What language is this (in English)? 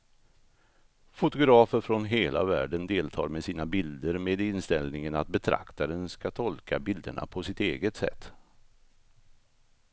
Swedish